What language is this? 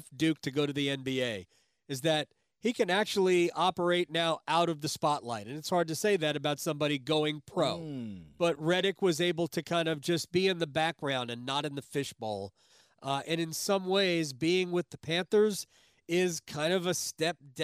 English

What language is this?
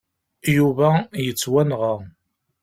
Kabyle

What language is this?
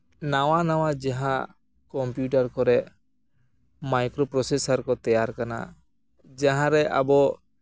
Santali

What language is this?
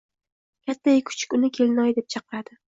Uzbek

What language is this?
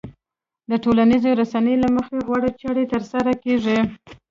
Pashto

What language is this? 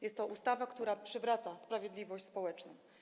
Polish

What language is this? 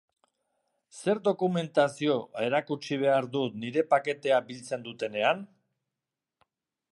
Basque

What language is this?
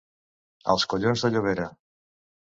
Catalan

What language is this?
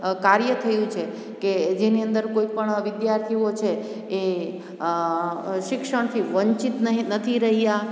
Gujarati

